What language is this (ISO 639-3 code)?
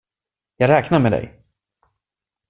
swe